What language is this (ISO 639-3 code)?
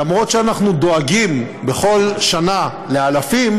heb